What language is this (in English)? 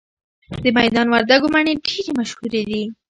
Pashto